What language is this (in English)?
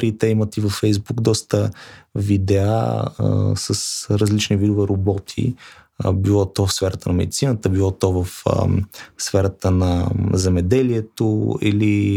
Bulgarian